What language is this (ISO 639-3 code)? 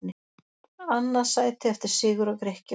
isl